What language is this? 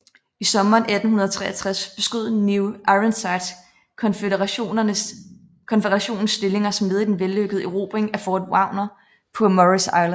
Danish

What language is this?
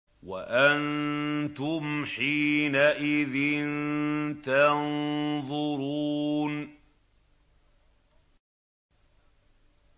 Arabic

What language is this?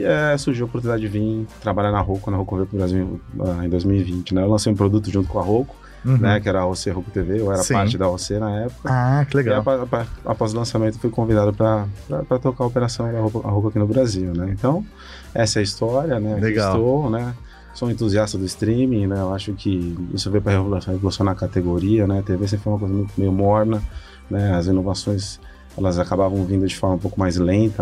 Portuguese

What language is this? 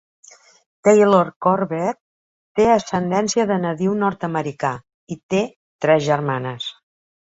Catalan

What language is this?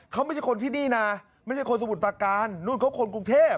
Thai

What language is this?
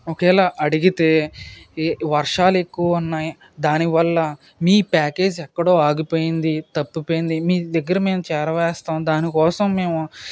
Telugu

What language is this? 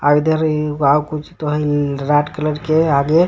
Magahi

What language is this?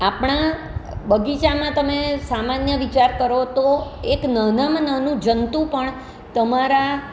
Gujarati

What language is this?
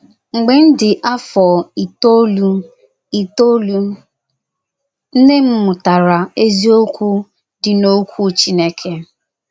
Igbo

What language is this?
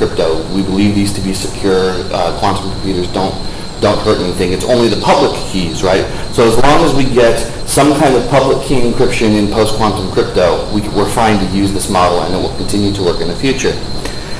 English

